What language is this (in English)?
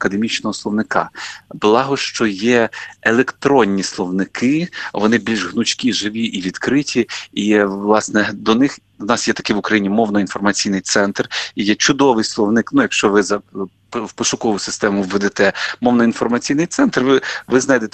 Ukrainian